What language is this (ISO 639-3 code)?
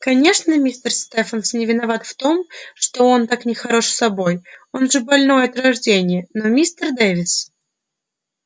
rus